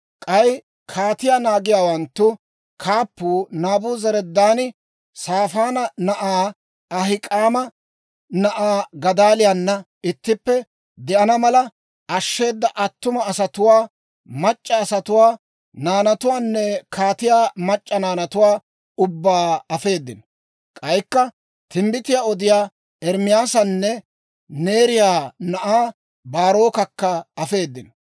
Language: Dawro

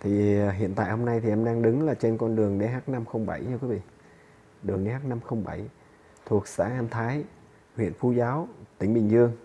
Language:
Vietnamese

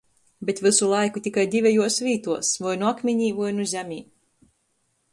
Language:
Latgalian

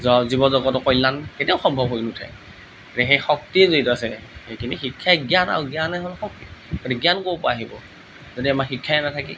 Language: Assamese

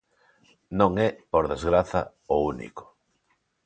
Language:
Galician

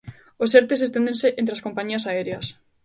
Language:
Galician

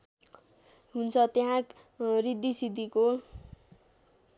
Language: Nepali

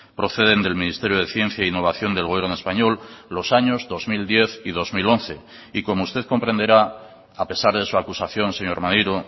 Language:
Spanish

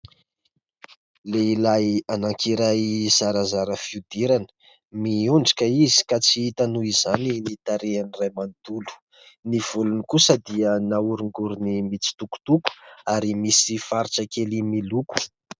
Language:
Malagasy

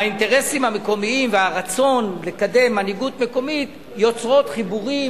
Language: Hebrew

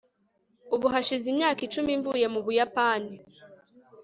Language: Kinyarwanda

